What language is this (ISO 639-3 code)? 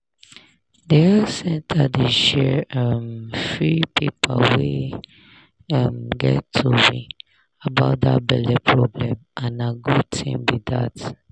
pcm